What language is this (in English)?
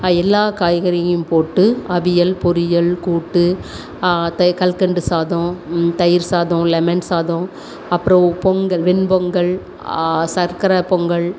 Tamil